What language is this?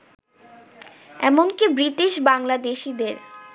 Bangla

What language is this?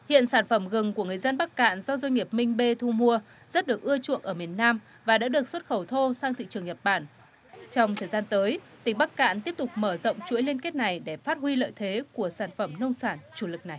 Vietnamese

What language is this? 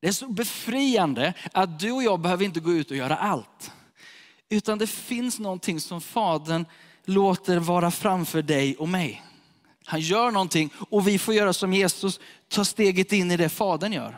Swedish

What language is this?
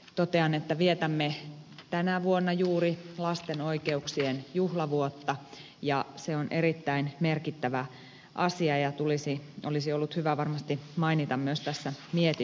Finnish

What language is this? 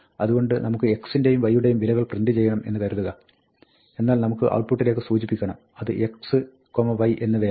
Malayalam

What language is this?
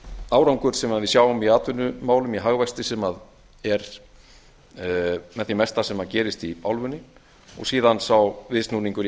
Icelandic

